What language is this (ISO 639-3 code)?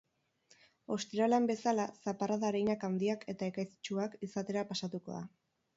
eus